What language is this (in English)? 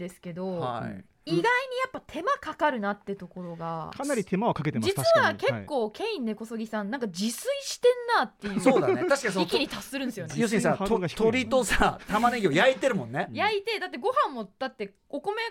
Japanese